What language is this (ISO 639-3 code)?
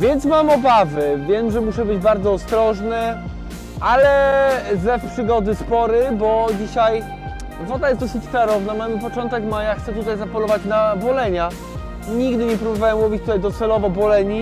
pol